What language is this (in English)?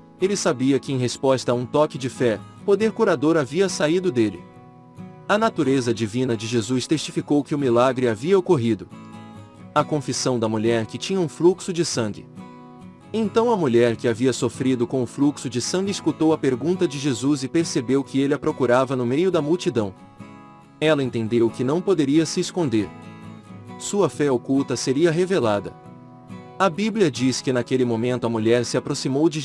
Portuguese